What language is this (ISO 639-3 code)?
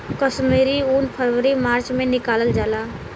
bho